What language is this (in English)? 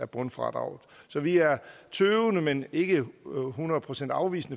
Danish